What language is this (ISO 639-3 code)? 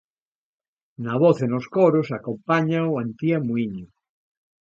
glg